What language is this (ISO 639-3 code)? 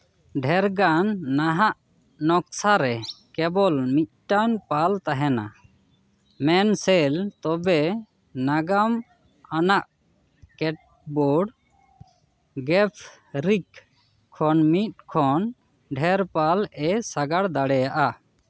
sat